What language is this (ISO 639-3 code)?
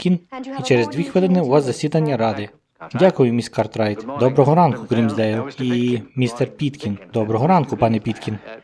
ukr